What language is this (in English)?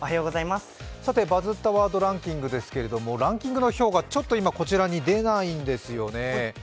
Japanese